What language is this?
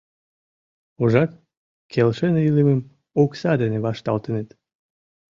Mari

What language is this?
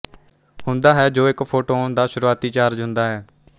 Punjabi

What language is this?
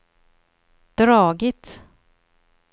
Swedish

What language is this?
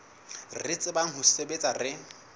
Southern Sotho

